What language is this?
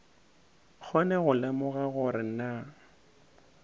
Northern Sotho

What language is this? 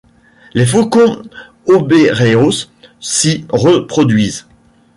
French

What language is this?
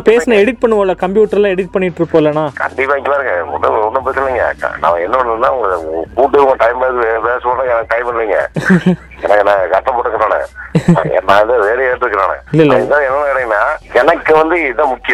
Tamil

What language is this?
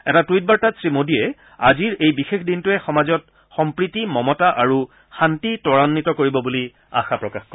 Assamese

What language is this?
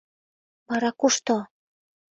Mari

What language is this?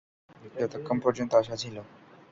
Bangla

